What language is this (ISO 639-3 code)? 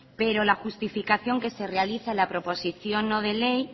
spa